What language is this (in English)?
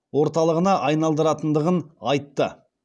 Kazakh